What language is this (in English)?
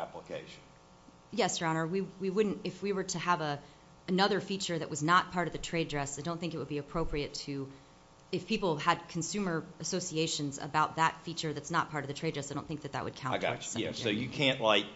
English